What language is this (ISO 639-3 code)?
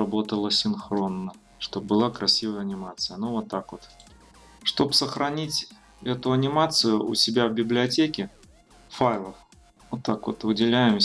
rus